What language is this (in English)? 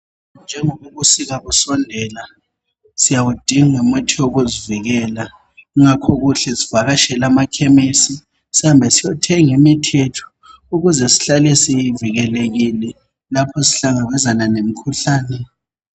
North Ndebele